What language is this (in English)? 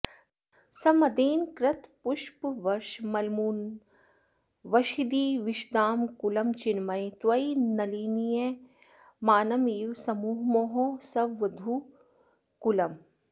Sanskrit